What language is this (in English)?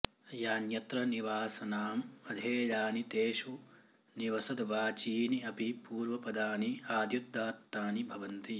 Sanskrit